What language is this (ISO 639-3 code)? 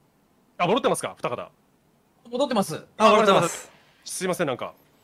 jpn